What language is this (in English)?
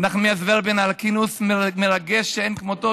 Hebrew